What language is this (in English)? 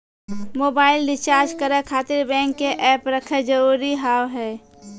Maithili